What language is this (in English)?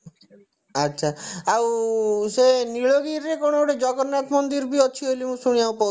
Odia